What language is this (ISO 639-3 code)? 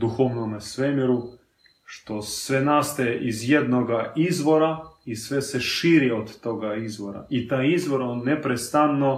hrv